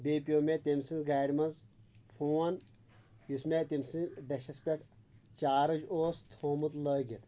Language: Kashmiri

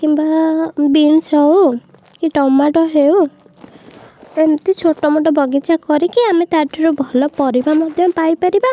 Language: Odia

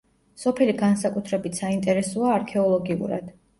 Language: Georgian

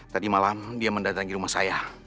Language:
Indonesian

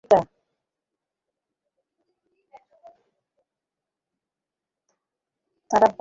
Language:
Bangla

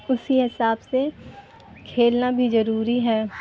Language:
Urdu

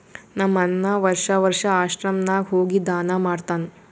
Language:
Kannada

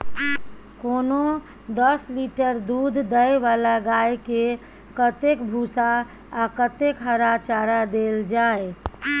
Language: Maithili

